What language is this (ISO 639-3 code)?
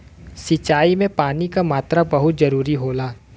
bho